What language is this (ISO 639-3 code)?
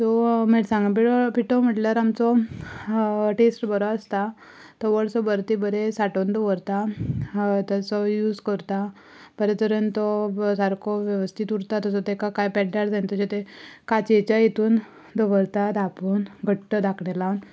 kok